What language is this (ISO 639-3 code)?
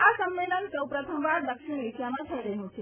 guj